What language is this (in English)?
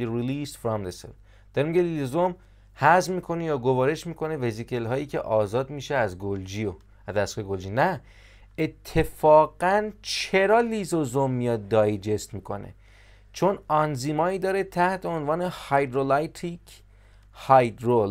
Persian